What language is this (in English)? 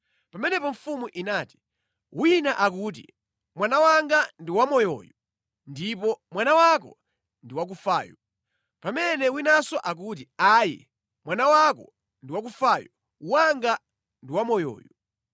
Nyanja